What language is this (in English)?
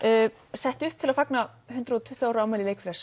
Icelandic